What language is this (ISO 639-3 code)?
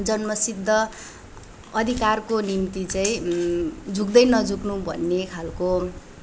nep